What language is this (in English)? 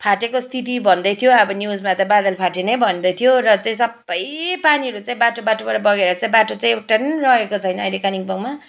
Nepali